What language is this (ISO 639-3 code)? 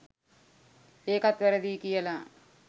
sin